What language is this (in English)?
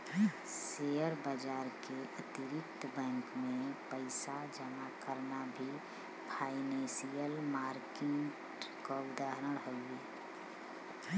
Bhojpuri